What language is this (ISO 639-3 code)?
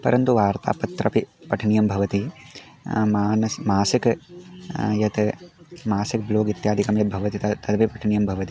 san